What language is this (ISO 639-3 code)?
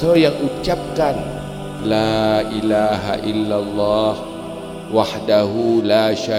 msa